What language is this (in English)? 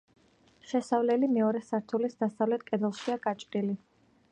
Georgian